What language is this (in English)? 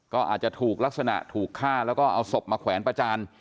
Thai